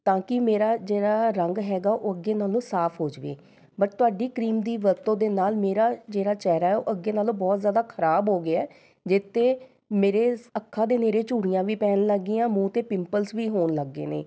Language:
Punjabi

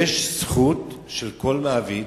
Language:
Hebrew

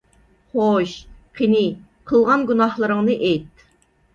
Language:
Uyghur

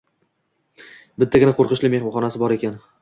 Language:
Uzbek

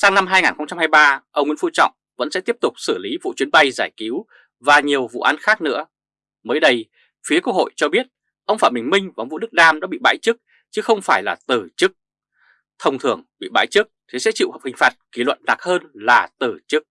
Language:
Vietnamese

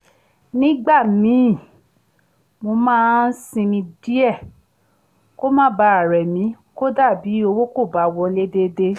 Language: Yoruba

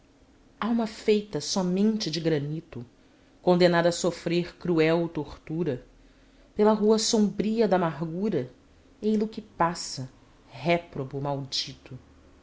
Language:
Portuguese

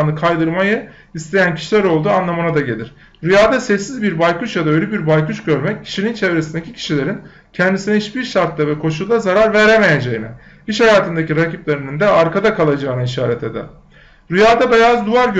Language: Turkish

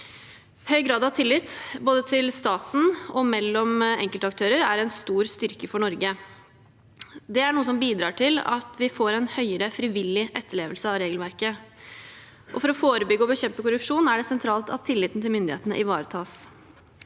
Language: Norwegian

